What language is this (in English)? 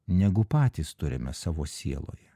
Lithuanian